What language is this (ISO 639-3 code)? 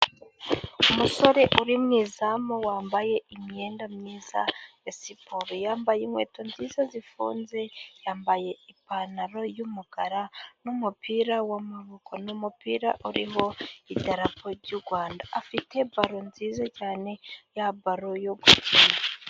kin